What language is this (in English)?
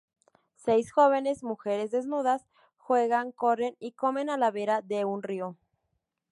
Spanish